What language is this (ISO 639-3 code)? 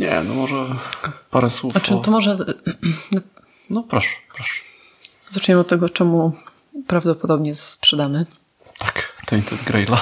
pol